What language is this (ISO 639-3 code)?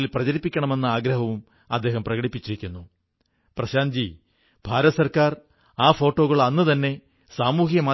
mal